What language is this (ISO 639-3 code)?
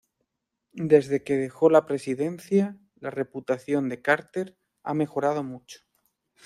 spa